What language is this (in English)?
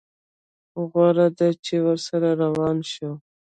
Pashto